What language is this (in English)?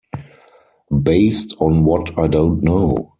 English